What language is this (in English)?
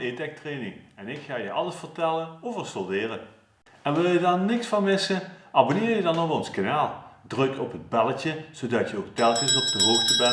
Dutch